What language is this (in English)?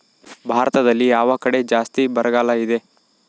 Kannada